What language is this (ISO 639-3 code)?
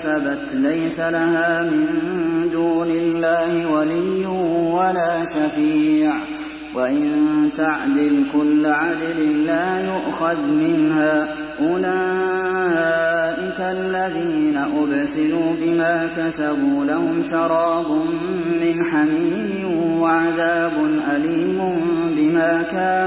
ara